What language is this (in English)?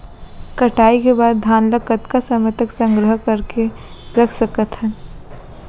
Chhattisgarhi